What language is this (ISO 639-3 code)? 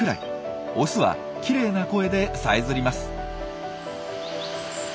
jpn